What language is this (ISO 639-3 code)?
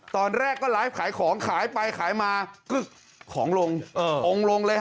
tha